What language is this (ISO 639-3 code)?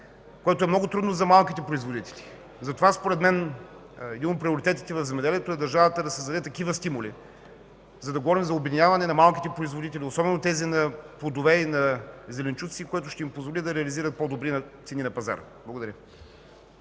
bul